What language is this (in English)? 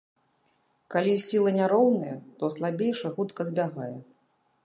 Belarusian